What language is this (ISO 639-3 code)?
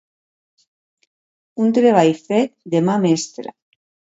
cat